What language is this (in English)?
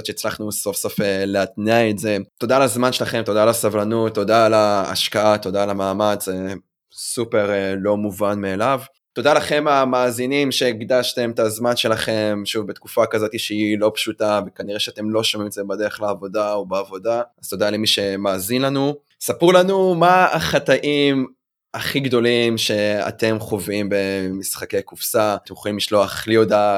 Hebrew